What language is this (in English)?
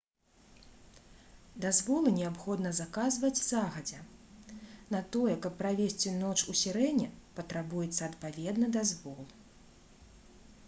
Belarusian